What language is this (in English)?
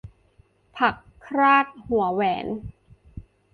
Thai